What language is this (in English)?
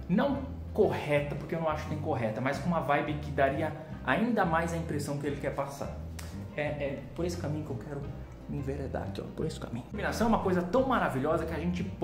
Portuguese